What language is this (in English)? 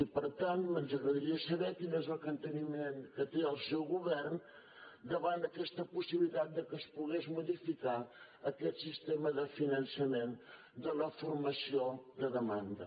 Catalan